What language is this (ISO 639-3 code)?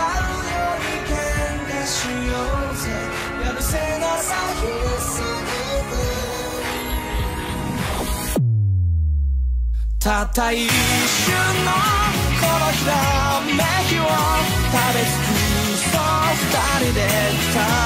kor